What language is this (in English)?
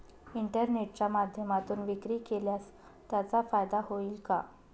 Marathi